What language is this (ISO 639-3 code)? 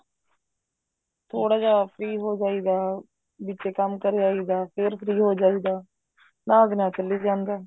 pan